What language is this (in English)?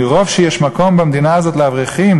Hebrew